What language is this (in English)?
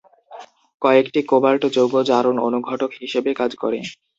Bangla